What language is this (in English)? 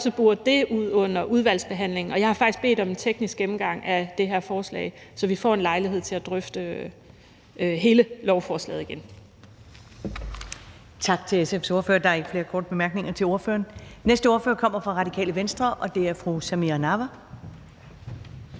Danish